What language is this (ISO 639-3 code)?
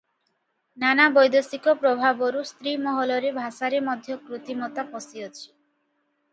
ori